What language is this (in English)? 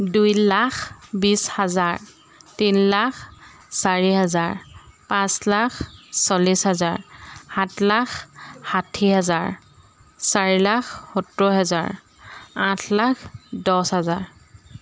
Assamese